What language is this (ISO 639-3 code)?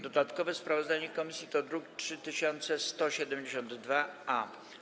pol